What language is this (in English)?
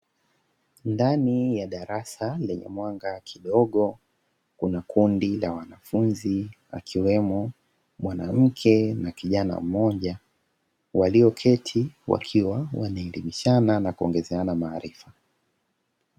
Swahili